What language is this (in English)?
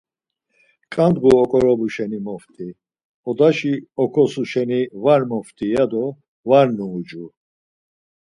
Laz